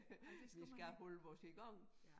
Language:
Danish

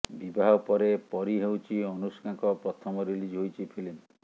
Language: Odia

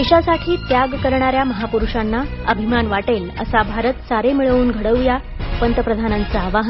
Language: Marathi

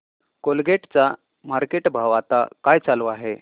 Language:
Marathi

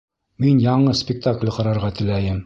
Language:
Bashkir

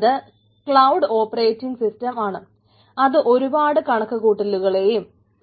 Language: Malayalam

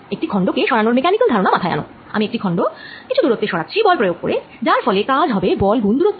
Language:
Bangla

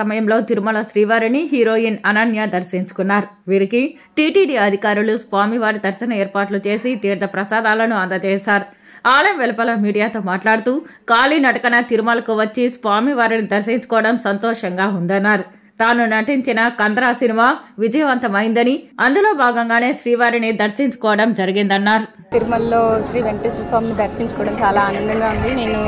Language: Telugu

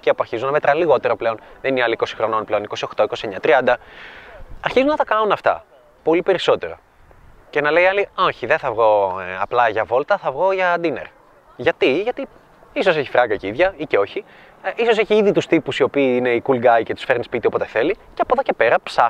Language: Greek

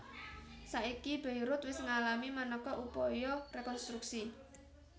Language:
Javanese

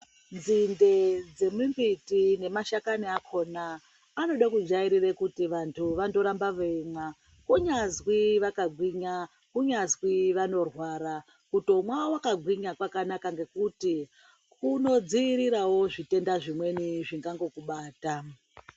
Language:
Ndau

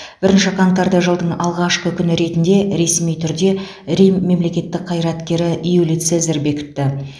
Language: Kazakh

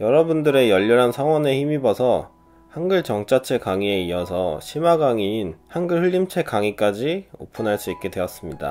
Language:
Korean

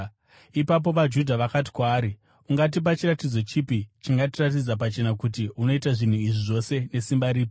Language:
Shona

